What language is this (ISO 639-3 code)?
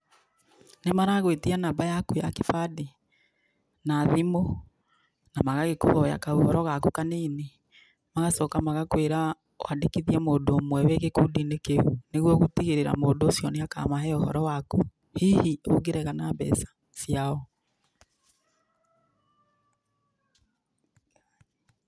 kik